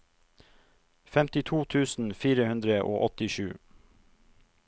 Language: Norwegian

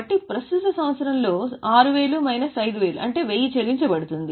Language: Telugu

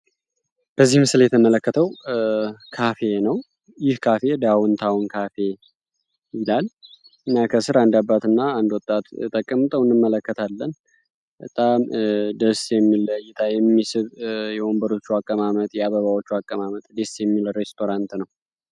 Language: Amharic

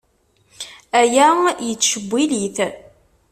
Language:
Kabyle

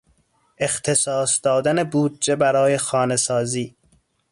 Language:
Persian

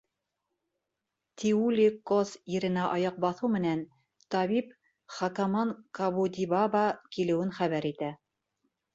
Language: Bashkir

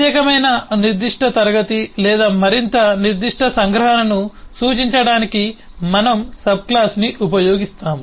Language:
Telugu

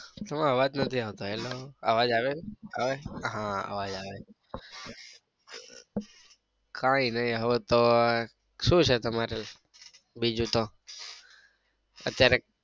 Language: Gujarati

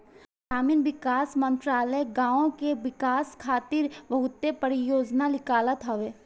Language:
Bhojpuri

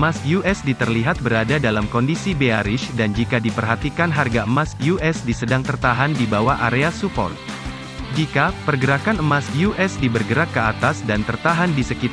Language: Indonesian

